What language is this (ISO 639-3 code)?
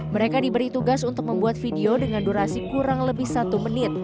ind